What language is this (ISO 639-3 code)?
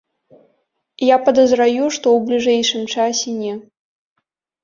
bel